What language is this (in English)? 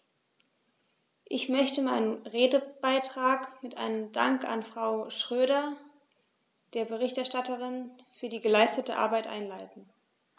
German